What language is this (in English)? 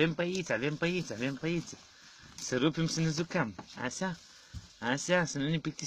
Lithuanian